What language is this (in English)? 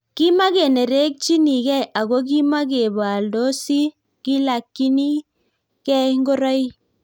Kalenjin